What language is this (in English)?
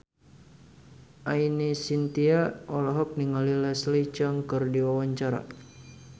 Sundanese